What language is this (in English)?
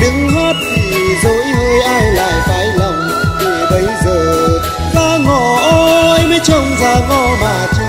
Vietnamese